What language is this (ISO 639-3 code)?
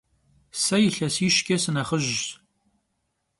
kbd